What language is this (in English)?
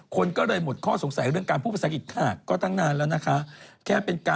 Thai